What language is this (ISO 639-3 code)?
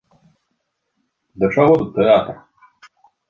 bel